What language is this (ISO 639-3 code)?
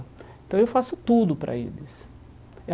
por